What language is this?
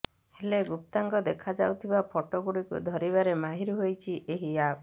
Odia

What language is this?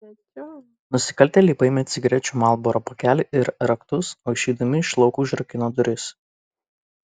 Lithuanian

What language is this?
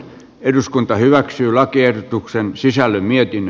Finnish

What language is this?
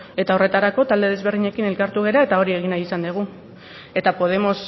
Basque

